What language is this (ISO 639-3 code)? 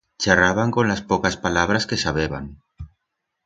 arg